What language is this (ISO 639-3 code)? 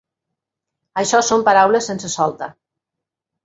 cat